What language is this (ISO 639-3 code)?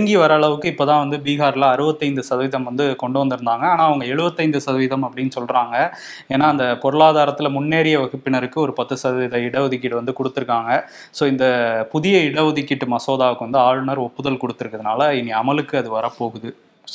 tam